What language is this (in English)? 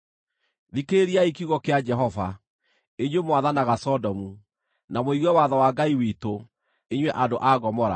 Kikuyu